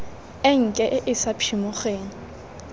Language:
Tswana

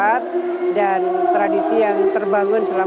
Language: Indonesian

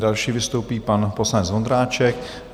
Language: Czech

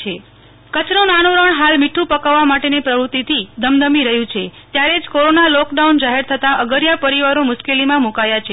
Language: Gujarati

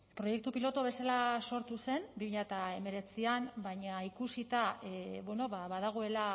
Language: Basque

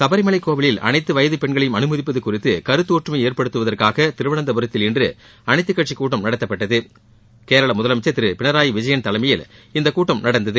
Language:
Tamil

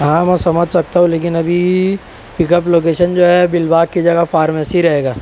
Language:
Urdu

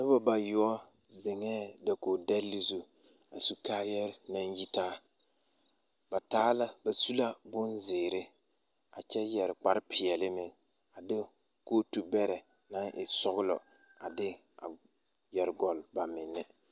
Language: Southern Dagaare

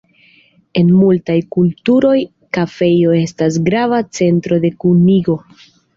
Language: Esperanto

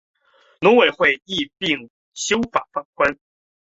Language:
Chinese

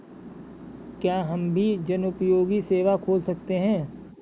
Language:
Hindi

